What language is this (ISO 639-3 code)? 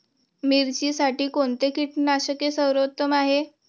mar